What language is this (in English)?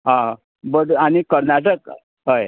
Konkani